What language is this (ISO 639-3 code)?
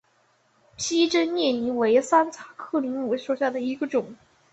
zho